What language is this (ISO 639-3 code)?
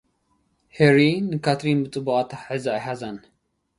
tir